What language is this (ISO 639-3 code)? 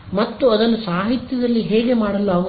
kan